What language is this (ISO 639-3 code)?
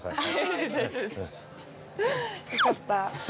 jpn